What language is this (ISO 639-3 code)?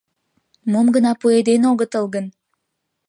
chm